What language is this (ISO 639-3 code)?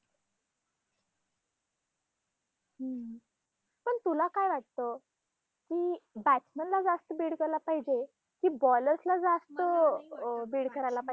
mar